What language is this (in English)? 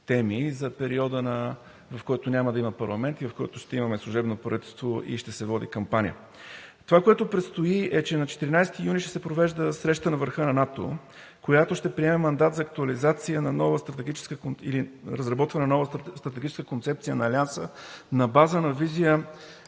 Bulgarian